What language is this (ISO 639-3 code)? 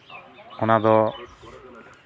sat